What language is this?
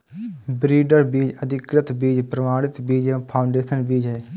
Hindi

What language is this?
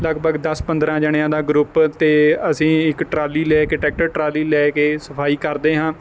Punjabi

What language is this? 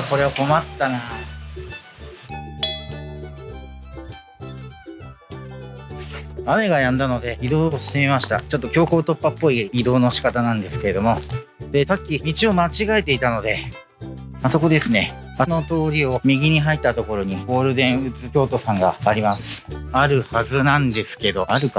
Japanese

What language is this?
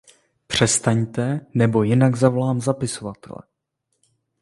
Czech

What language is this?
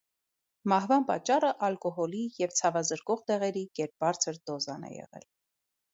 Armenian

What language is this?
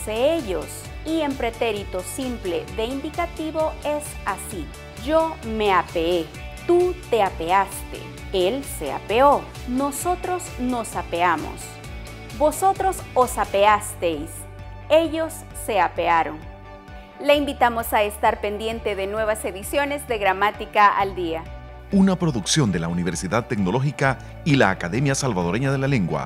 Spanish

